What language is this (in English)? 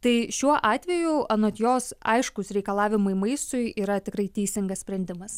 Lithuanian